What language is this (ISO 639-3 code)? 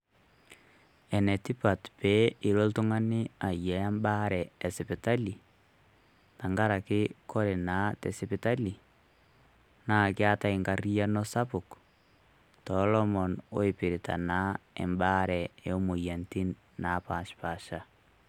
mas